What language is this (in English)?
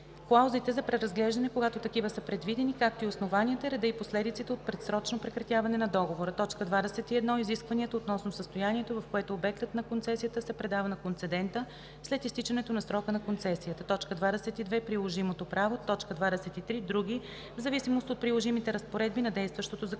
Bulgarian